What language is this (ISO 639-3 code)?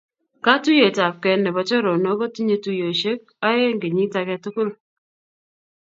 kln